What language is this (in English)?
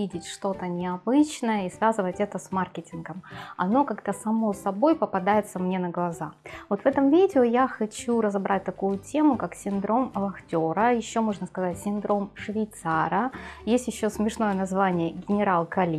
Russian